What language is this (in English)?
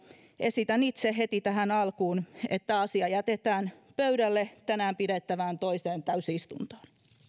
Finnish